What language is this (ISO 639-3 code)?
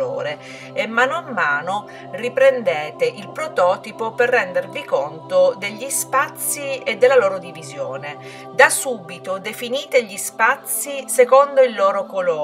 ita